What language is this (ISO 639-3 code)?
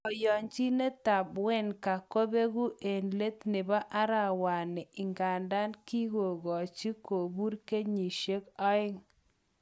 kln